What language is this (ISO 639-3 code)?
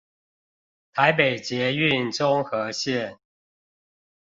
zho